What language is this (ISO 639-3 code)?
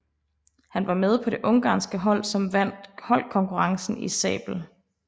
dan